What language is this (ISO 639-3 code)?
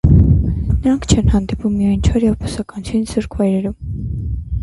hye